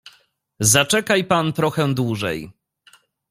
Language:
Polish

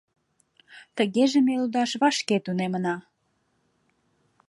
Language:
Mari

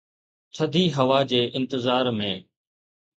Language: Sindhi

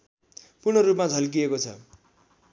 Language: Nepali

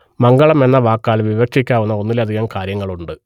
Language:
Malayalam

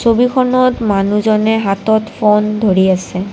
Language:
Assamese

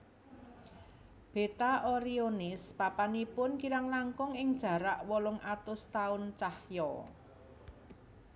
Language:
Javanese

